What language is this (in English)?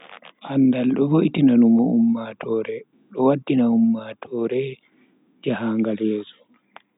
Bagirmi Fulfulde